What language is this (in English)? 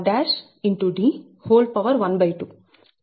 Telugu